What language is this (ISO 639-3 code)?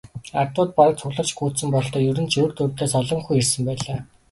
mon